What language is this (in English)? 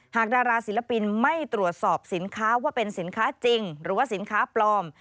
Thai